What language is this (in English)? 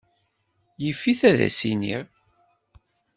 Kabyle